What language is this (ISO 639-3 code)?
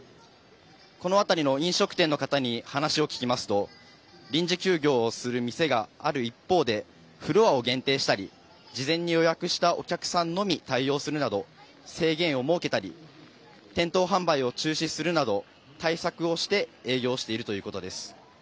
jpn